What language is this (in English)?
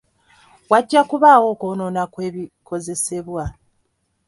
Ganda